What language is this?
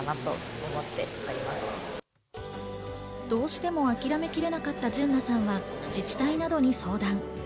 Japanese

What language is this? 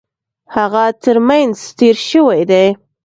Pashto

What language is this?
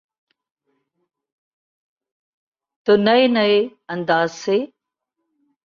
Urdu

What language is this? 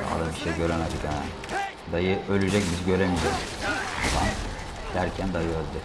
Turkish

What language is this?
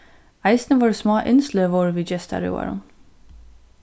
Faroese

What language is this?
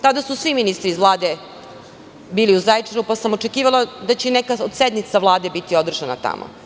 Serbian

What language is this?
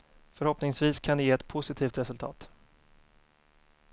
Swedish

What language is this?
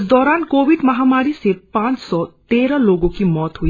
Hindi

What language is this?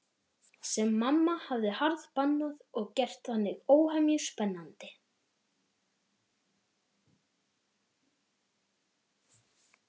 Icelandic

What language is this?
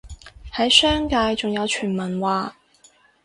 Cantonese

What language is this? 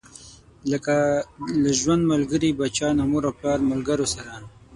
Pashto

